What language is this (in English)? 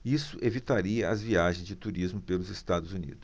Portuguese